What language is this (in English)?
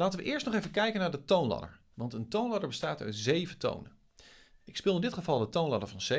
Dutch